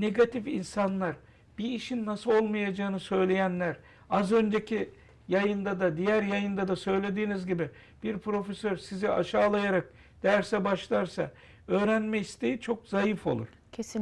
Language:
Turkish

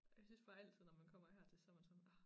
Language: Danish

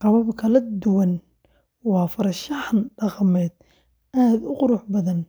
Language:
Somali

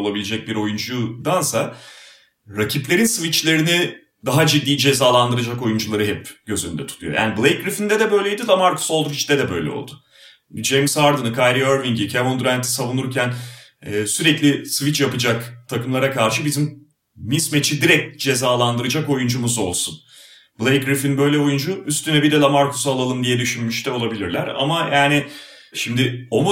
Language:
Turkish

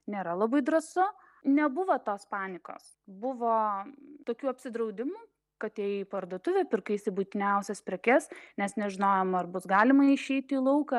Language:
Lithuanian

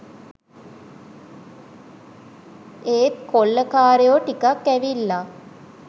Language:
Sinhala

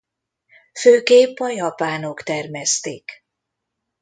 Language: Hungarian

